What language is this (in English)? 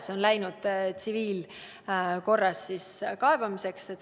Estonian